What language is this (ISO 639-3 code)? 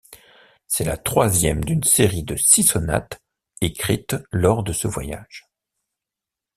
fra